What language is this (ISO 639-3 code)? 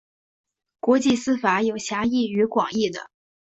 zho